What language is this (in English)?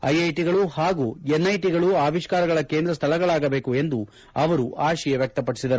Kannada